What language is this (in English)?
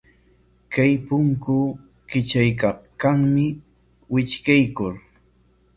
Corongo Ancash Quechua